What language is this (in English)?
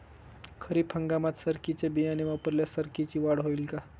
Marathi